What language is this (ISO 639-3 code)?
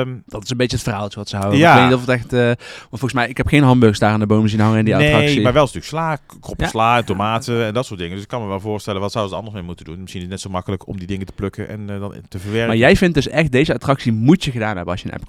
nld